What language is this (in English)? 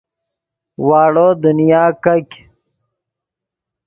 Yidgha